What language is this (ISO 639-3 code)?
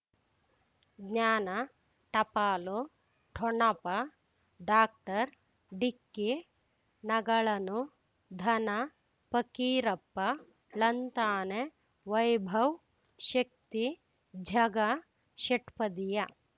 kan